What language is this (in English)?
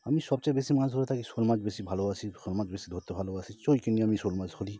Bangla